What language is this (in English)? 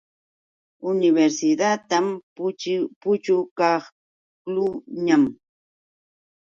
Yauyos Quechua